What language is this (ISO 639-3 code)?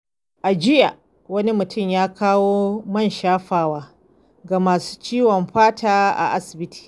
hau